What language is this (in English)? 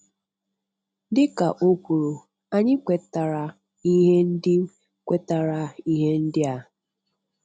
Igbo